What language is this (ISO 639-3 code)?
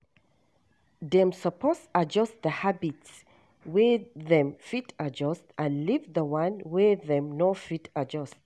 pcm